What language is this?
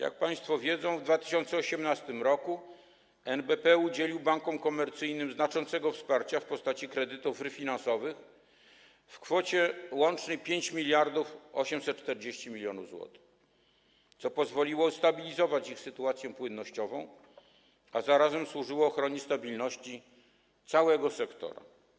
Polish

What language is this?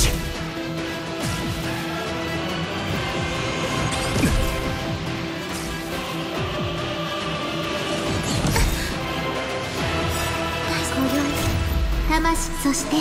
Japanese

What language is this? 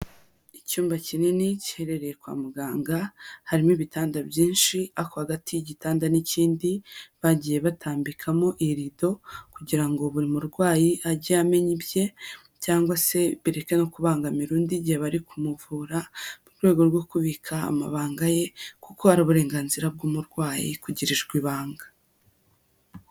Kinyarwanda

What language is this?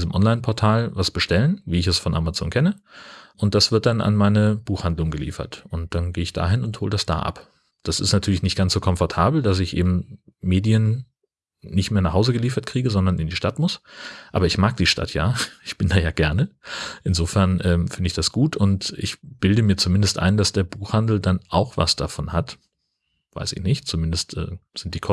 German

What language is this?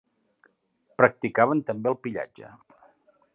Catalan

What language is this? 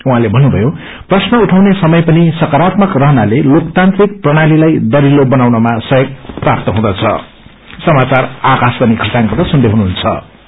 Nepali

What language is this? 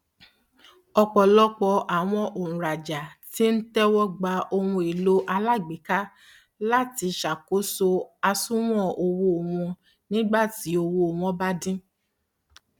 Yoruba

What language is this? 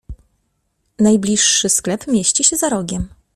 Polish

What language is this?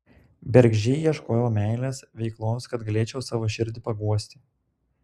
Lithuanian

